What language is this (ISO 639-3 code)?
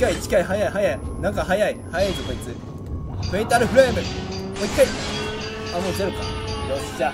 jpn